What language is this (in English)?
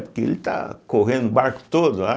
Portuguese